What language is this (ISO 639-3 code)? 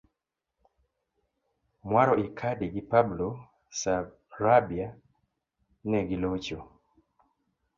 luo